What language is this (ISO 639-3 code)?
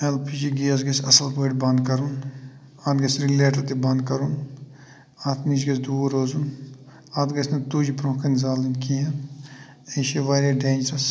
kas